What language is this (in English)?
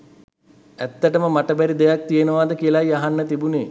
Sinhala